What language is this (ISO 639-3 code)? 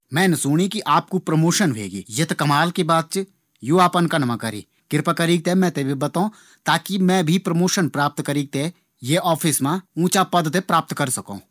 gbm